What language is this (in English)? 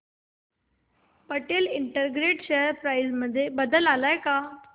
Marathi